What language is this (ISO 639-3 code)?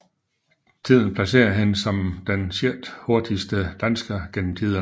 dan